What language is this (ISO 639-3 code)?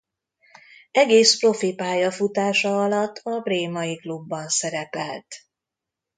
hun